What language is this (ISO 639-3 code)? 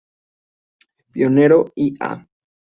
spa